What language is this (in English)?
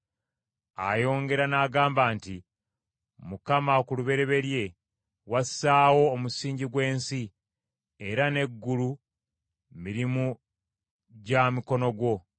Ganda